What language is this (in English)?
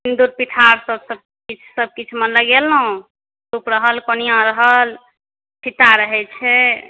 Maithili